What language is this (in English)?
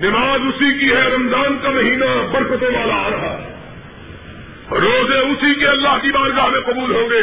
Urdu